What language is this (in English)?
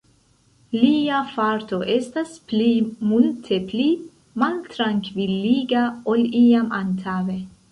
Esperanto